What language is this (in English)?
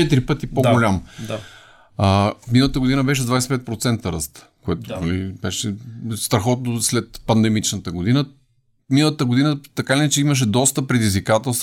Bulgarian